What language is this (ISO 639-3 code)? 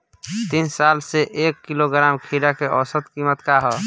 bho